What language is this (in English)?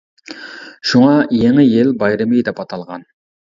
Uyghur